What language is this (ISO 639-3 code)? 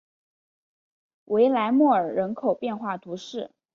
zho